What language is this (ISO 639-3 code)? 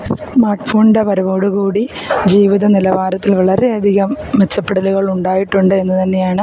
mal